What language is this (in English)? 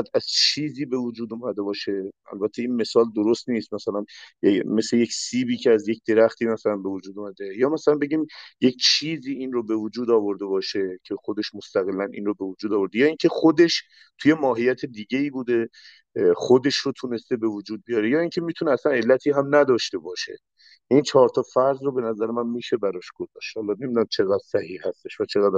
Persian